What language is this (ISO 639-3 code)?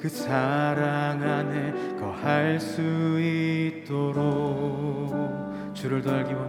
kor